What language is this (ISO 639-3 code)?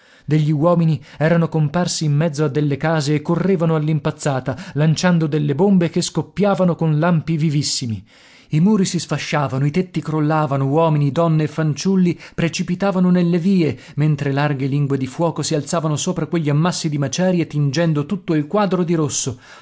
ita